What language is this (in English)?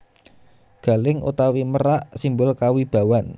Javanese